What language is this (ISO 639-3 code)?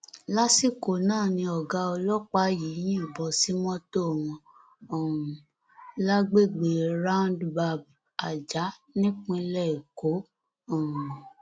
yor